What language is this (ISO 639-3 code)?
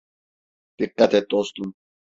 tur